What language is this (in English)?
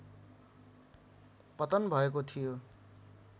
Nepali